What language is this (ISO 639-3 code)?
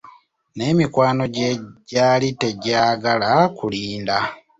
lug